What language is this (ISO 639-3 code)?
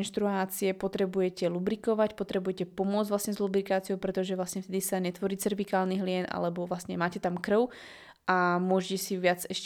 slk